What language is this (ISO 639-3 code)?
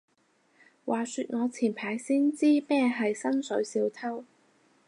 yue